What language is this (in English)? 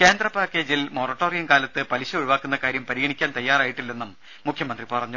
Malayalam